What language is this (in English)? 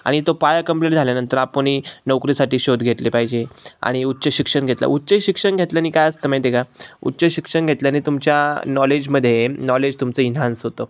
Marathi